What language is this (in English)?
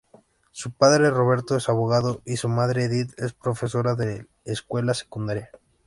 Spanish